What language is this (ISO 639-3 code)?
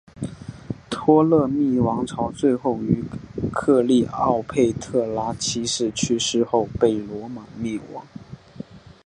zho